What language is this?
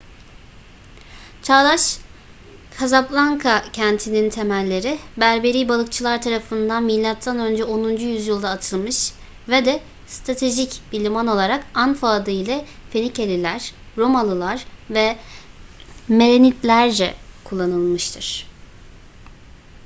Turkish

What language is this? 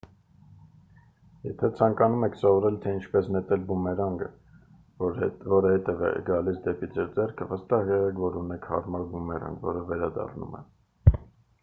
Armenian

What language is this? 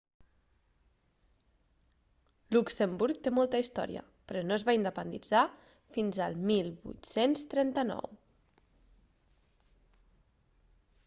Catalan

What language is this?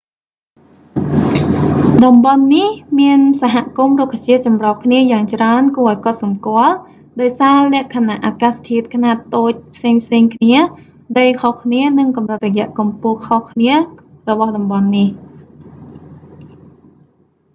Khmer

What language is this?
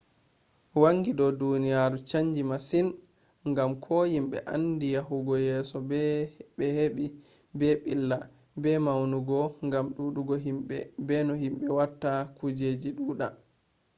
Fula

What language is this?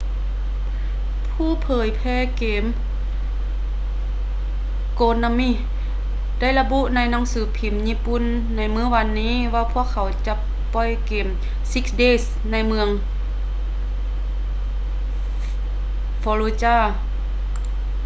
Lao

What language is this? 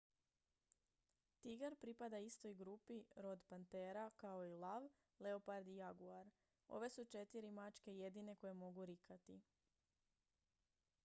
Croatian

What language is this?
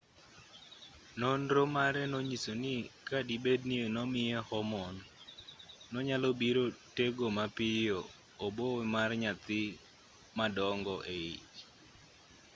Luo (Kenya and Tanzania)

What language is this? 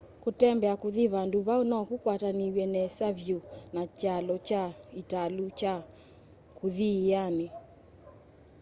Kamba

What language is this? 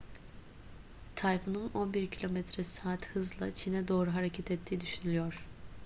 Turkish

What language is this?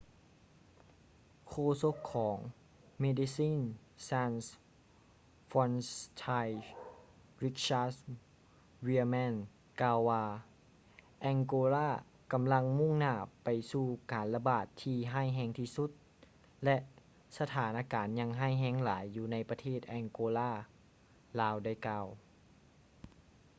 Lao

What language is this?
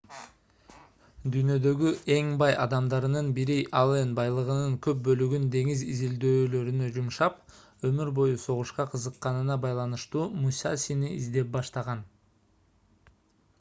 Kyrgyz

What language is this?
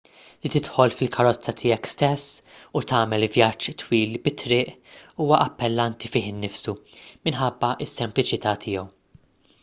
Maltese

